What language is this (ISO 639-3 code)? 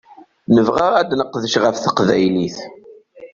kab